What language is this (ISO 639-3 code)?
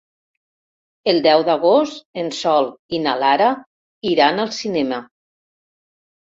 cat